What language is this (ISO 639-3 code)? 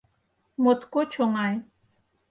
chm